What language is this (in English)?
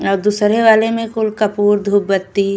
Bhojpuri